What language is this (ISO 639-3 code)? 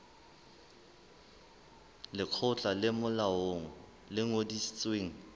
sot